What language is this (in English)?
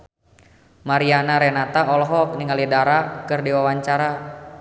Sundanese